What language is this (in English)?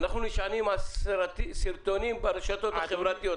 Hebrew